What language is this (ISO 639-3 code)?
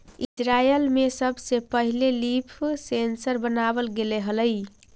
mag